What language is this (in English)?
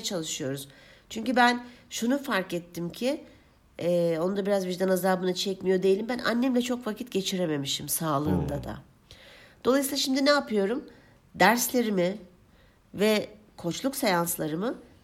Turkish